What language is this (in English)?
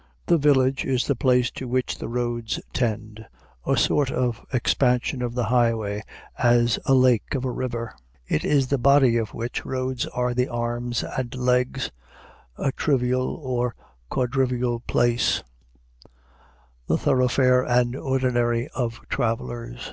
English